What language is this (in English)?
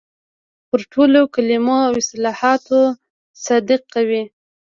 Pashto